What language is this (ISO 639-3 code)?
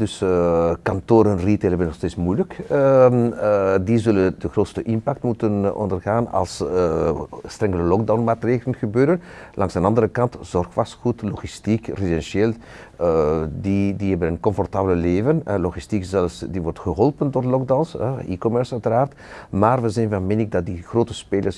nld